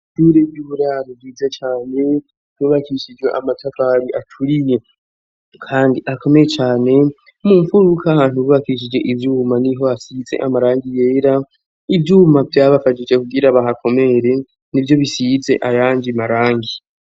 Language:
Rundi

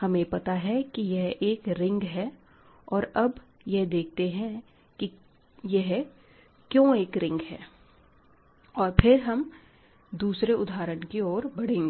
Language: Hindi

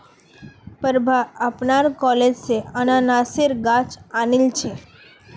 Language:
Magahi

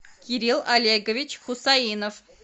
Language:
Russian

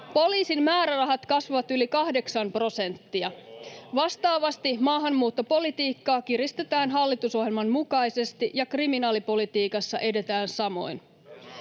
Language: Finnish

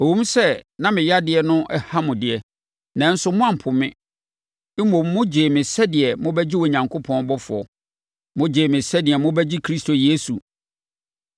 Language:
Akan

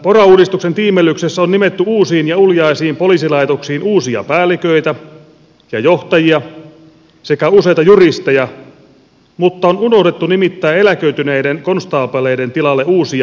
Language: Finnish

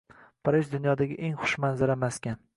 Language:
Uzbek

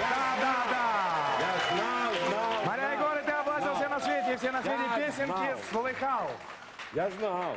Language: Russian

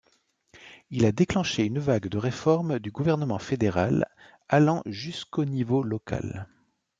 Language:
French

